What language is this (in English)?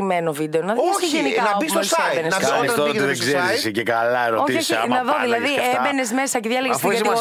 Greek